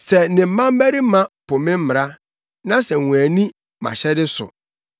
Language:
Akan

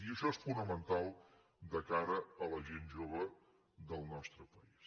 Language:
Catalan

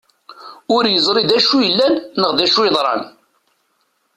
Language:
Kabyle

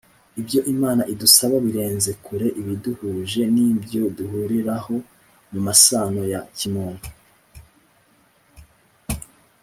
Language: Kinyarwanda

